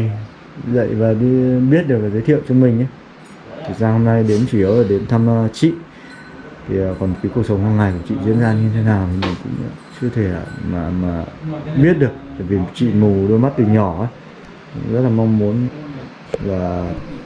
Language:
Vietnamese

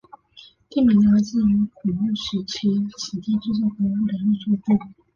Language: Chinese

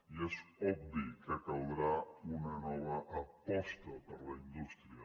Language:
Catalan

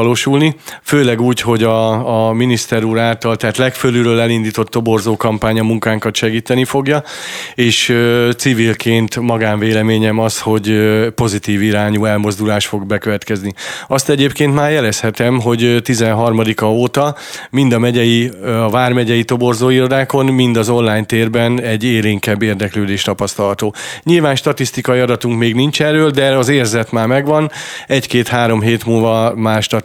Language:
Hungarian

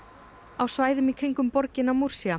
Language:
Icelandic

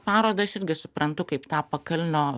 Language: Lithuanian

